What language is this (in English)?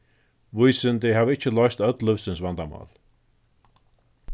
Faroese